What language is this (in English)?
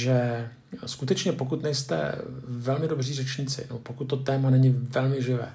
Czech